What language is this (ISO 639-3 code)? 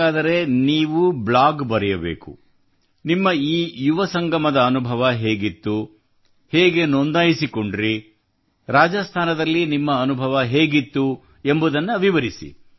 kan